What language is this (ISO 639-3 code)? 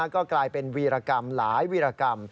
tha